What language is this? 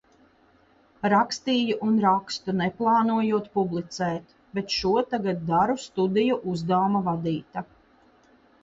Latvian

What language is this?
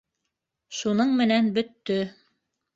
Bashkir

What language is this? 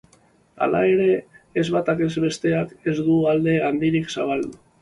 Basque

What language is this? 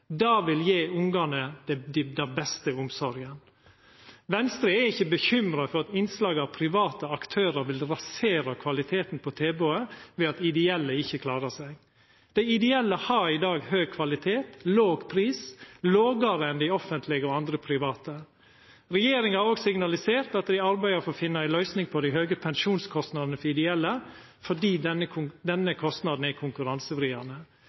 Norwegian Nynorsk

